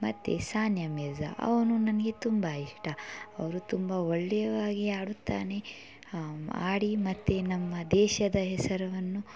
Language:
Kannada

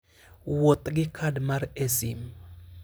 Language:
Luo (Kenya and Tanzania)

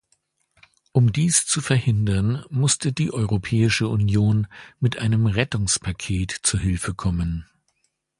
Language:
German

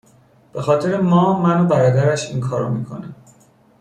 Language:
Persian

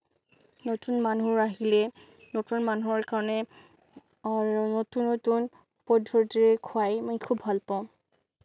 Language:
Assamese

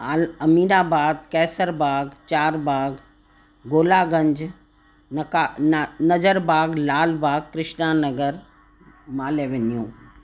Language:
Sindhi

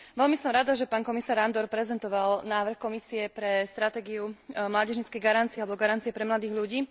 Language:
Slovak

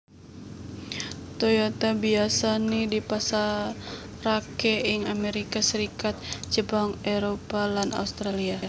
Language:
Javanese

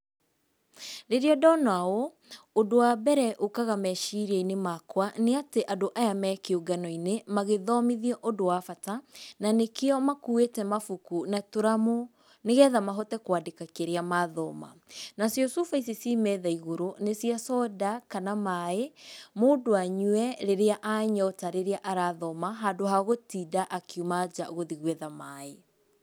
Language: Kikuyu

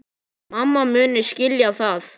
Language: Icelandic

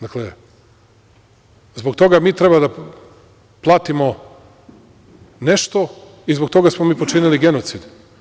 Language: Serbian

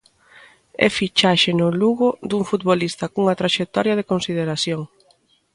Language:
Galician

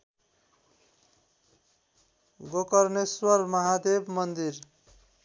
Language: Nepali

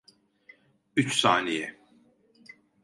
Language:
Turkish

